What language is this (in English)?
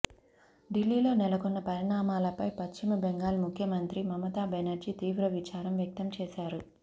Telugu